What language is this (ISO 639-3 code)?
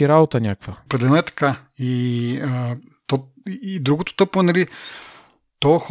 bul